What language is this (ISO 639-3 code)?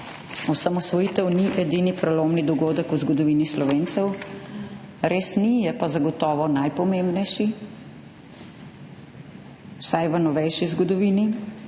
slv